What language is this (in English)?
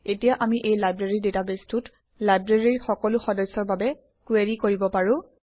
Assamese